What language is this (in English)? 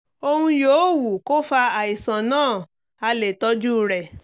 Yoruba